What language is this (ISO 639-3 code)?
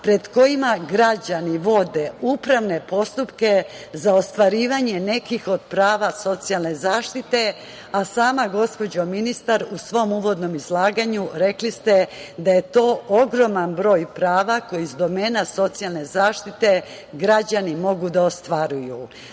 srp